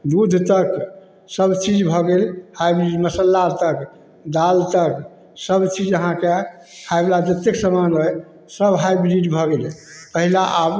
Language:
Maithili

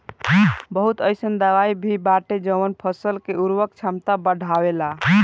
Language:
Bhojpuri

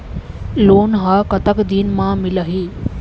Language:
Chhattisgarhi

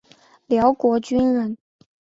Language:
Chinese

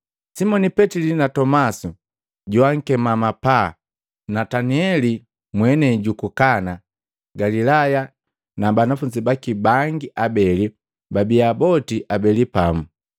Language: Matengo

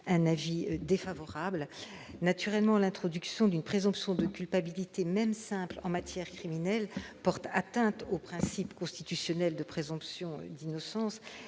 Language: French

